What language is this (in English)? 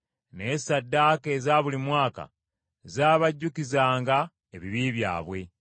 Ganda